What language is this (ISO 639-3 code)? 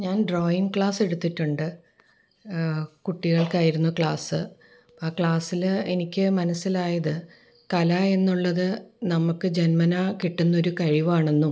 mal